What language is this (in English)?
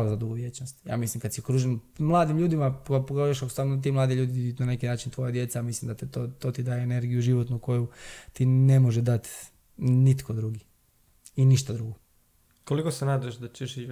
Croatian